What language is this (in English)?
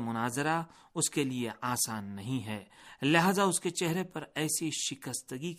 Urdu